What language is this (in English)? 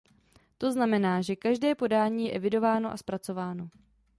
Czech